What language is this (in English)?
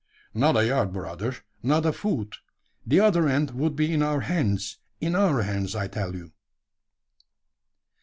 English